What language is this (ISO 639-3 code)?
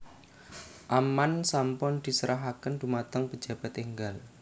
jav